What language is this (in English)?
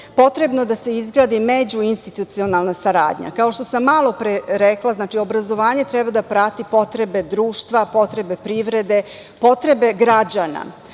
Serbian